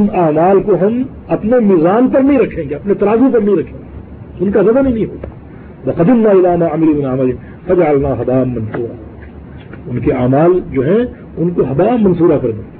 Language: Urdu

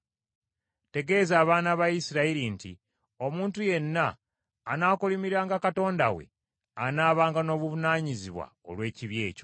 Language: Ganda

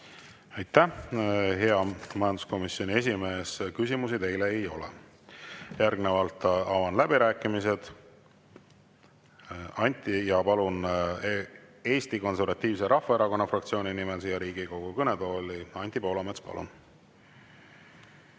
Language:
Estonian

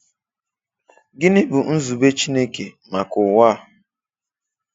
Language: Igbo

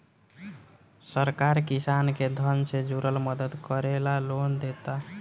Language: Bhojpuri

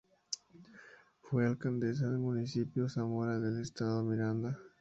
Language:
Spanish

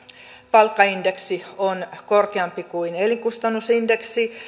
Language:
Finnish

